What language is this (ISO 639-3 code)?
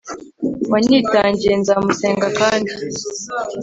kin